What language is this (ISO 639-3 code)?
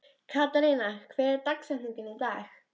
isl